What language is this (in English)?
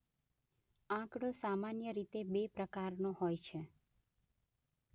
Gujarati